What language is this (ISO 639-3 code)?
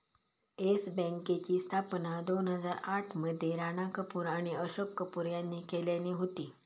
mar